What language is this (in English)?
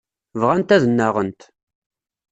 Kabyle